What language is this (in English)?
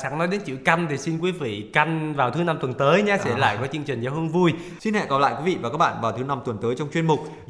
Vietnamese